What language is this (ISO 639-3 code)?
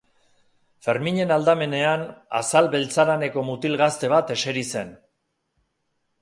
eus